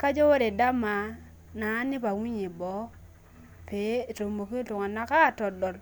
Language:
Masai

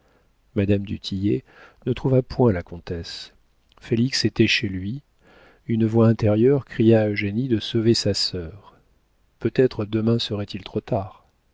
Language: French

